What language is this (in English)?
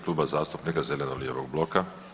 Croatian